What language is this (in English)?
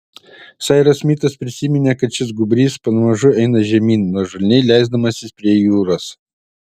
Lithuanian